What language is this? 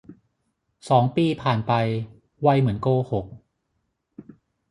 Thai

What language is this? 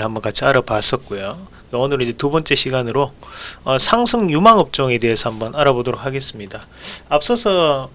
Korean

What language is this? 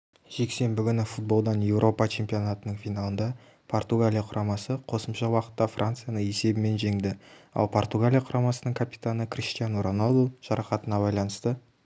Kazakh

